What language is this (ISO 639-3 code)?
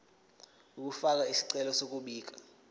zul